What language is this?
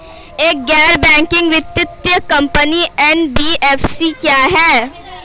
Hindi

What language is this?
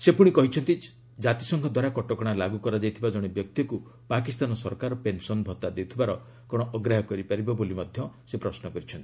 Odia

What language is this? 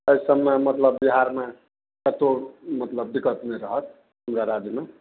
Maithili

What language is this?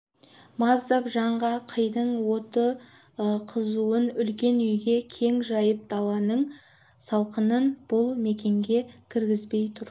Kazakh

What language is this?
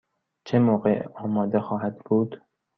Persian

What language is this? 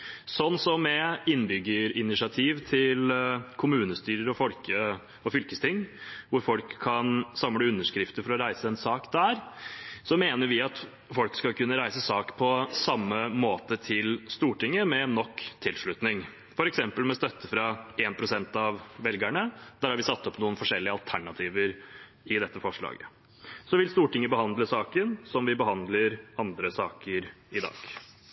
Norwegian Bokmål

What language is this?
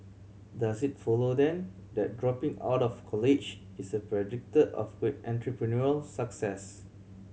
English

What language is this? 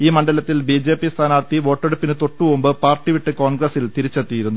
Malayalam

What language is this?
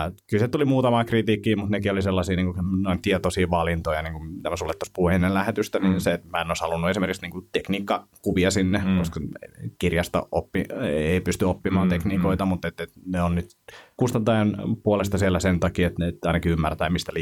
Finnish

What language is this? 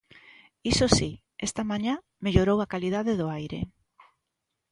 Galician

